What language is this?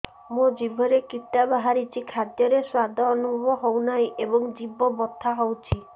Odia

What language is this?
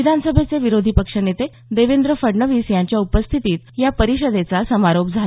Marathi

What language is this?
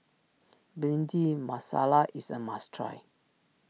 English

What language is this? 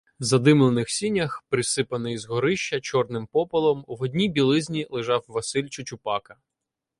Ukrainian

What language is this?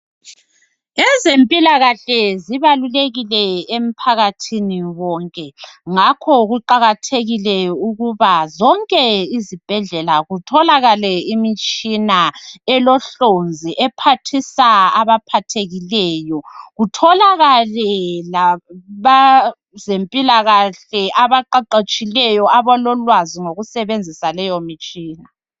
North Ndebele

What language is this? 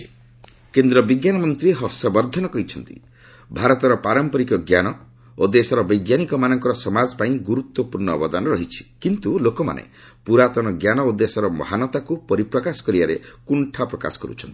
Odia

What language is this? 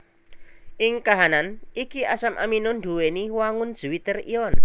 Javanese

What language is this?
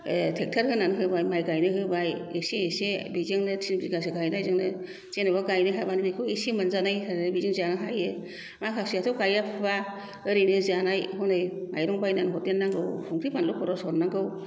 Bodo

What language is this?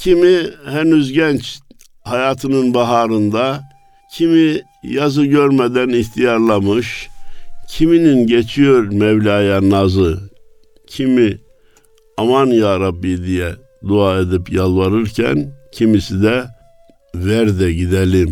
Turkish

